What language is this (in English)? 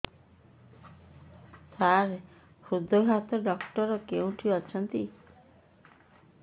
Odia